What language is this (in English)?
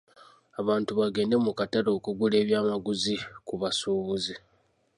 Ganda